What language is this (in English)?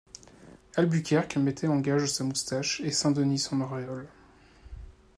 French